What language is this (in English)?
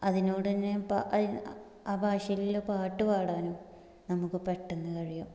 Malayalam